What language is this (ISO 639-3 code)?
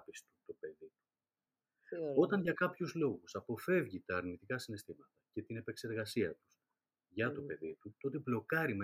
ell